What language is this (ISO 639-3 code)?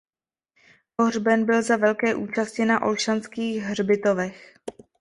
ces